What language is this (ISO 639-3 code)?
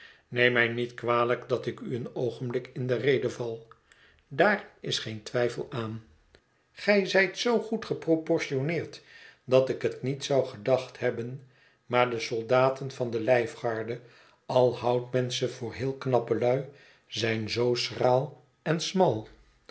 nld